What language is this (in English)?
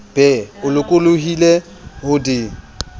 Southern Sotho